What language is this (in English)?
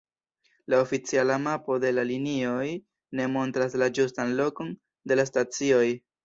Esperanto